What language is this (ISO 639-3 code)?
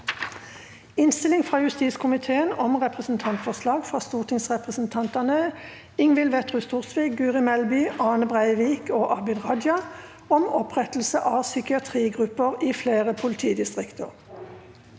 nor